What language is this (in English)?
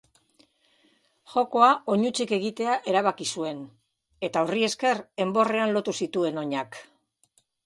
Basque